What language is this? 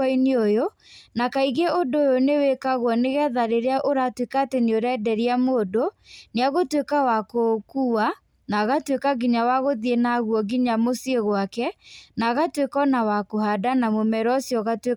Kikuyu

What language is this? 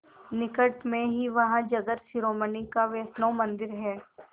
Hindi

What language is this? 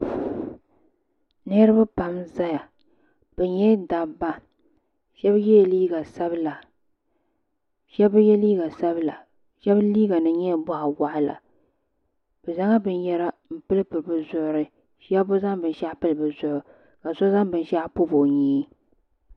Dagbani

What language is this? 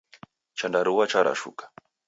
Taita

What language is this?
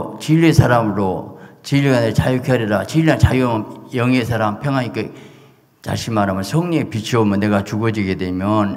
Korean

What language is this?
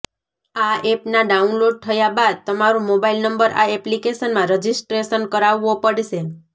Gujarati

